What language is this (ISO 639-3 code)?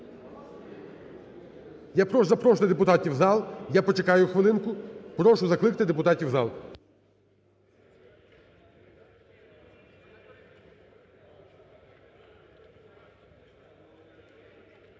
ukr